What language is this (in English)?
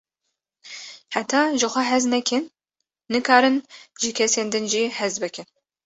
Kurdish